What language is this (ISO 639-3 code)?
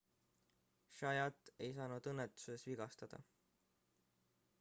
est